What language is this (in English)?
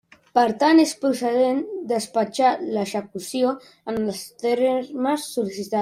Catalan